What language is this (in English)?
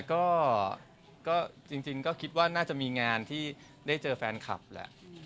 Thai